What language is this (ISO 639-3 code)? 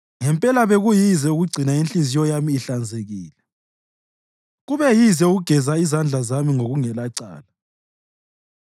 nde